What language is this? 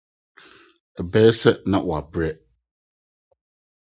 Akan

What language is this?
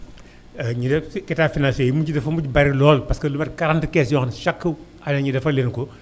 Wolof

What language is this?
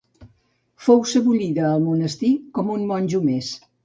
Catalan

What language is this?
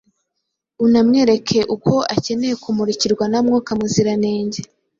Kinyarwanda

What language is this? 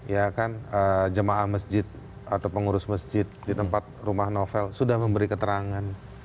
Indonesian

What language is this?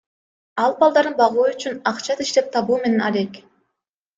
Kyrgyz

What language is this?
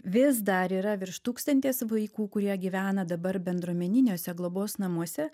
Lithuanian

